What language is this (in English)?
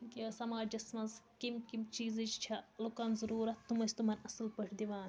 Kashmiri